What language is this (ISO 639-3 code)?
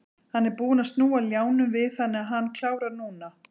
isl